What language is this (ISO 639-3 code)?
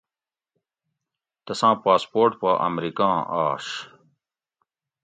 gwc